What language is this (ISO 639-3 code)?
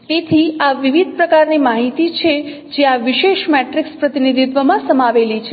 guj